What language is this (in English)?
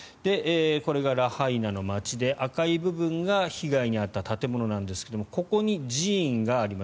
Japanese